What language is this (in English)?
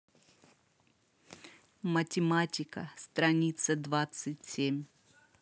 Russian